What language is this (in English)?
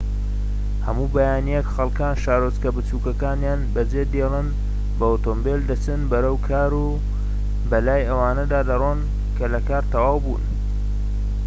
Central Kurdish